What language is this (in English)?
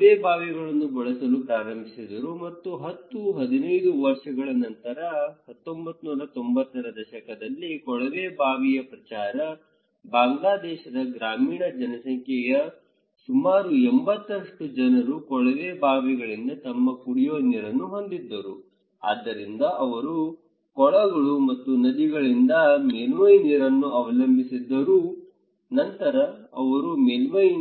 Kannada